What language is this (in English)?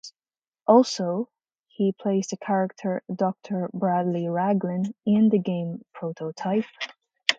English